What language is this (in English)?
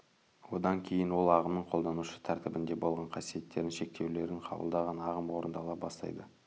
Kazakh